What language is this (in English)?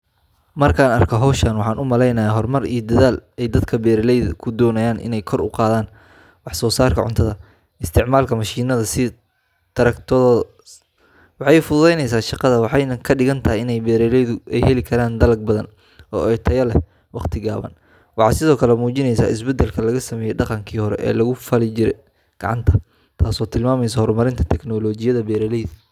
Somali